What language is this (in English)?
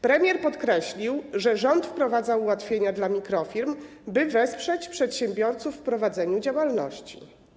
Polish